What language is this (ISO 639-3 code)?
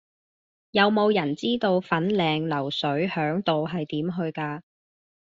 yue